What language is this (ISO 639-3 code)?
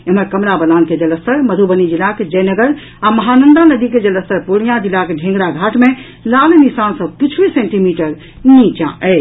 mai